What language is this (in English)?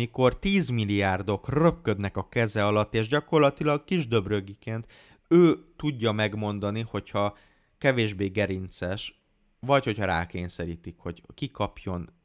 Hungarian